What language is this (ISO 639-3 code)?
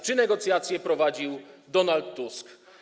pol